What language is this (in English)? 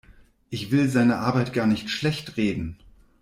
German